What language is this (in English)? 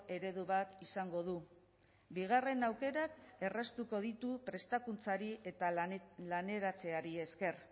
Basque